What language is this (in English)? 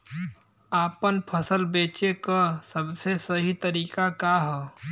Bhojpuri